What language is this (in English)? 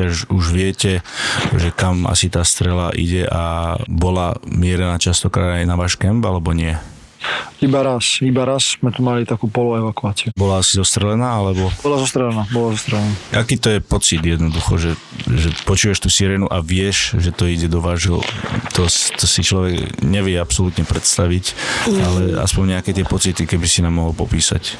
Slovak